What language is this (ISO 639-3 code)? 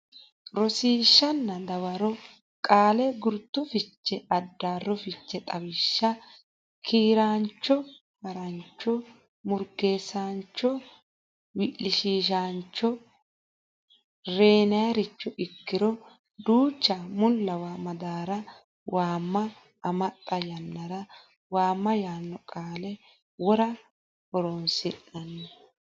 sid